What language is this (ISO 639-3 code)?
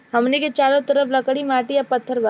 bho